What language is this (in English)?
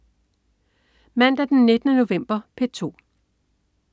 Danish